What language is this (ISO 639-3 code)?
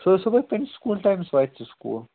kas